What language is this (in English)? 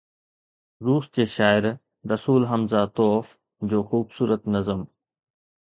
Sindhi